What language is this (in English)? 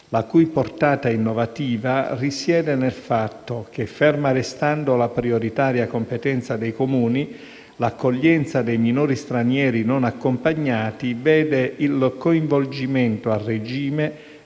Italian